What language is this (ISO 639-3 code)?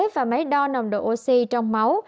vie